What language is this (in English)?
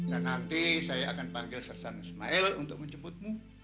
Indonesian